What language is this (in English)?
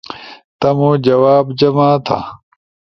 Ushojo